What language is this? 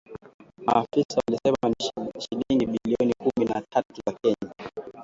Swahili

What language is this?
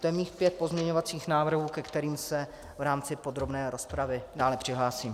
Czech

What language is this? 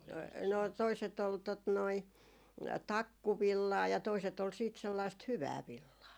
Finnish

